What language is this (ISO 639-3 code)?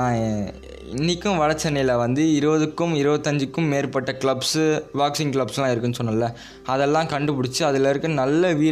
tam